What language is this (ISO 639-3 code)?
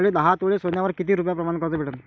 mar